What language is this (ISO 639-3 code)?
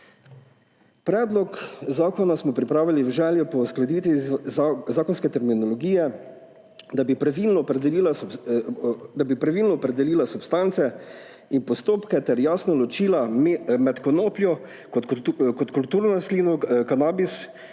slv